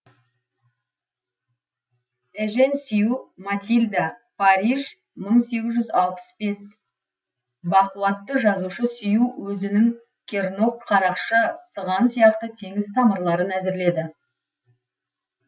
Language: Kazakh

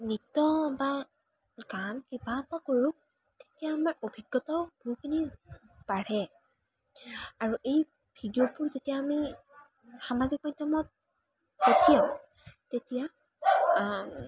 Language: Assamese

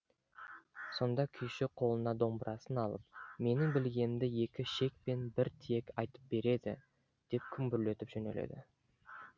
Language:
Kazakh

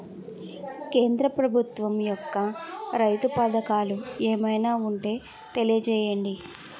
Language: Telugu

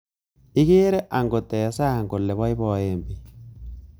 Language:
Kalenjin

